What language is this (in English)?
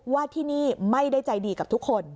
Thai